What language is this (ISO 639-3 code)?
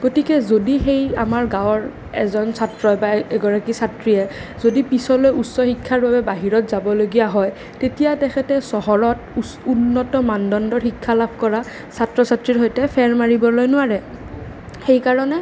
asm